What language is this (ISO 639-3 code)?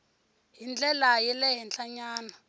tso